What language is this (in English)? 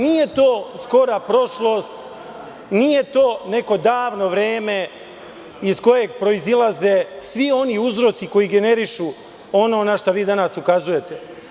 Serbian